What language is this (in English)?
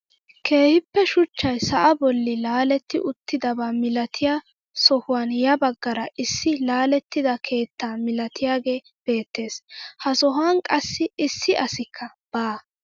Wolaytta